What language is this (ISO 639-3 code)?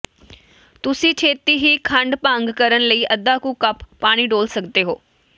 pan